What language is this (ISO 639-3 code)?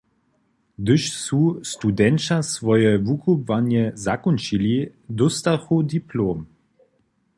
hsb